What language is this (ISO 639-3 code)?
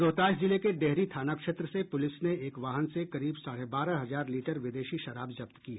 hin